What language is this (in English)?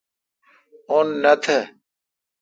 Kalkoti